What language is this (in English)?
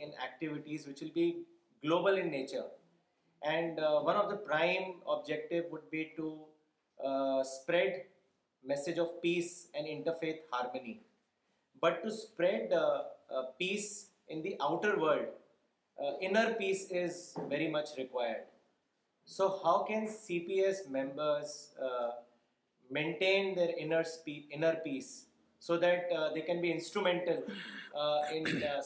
Urdu